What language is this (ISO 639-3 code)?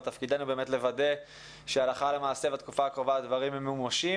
heb